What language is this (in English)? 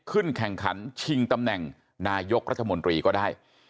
Thai